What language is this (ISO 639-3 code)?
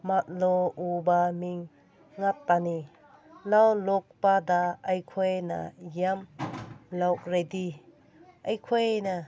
mni